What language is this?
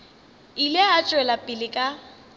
Northern Sotho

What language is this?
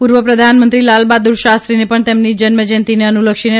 Gujarati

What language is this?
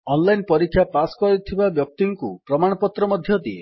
Odia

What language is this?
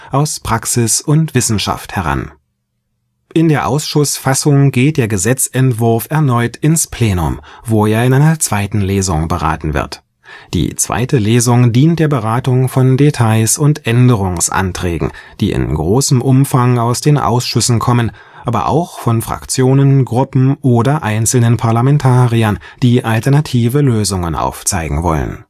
German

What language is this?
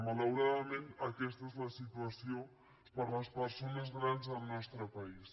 Catalan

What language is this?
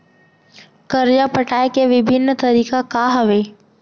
Chhattisgarhi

